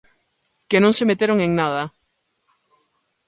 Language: Galician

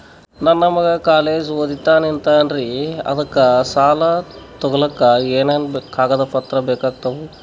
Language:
Kannada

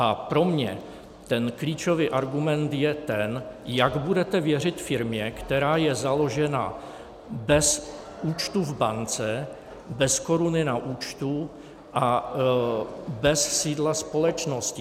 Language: Czech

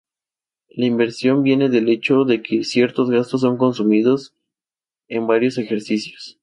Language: Spanish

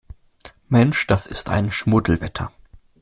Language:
German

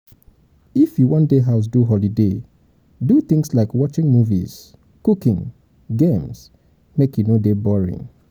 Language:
Nigerian Pidgin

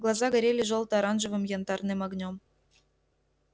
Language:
Russian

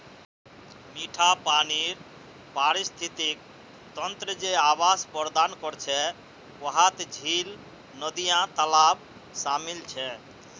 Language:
Magahi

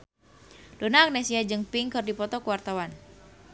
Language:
Sundanese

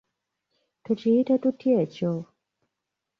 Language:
Ganda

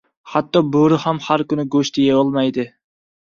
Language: Uzbek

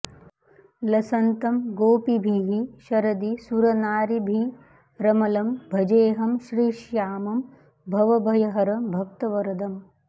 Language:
Sanskrit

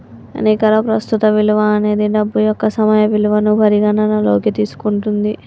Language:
Telugu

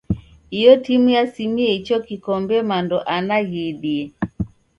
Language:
Taita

